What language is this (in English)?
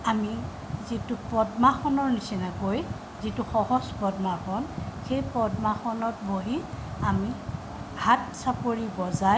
Assamese